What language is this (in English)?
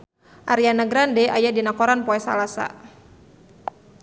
Sundanese